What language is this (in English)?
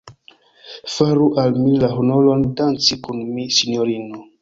Esperanto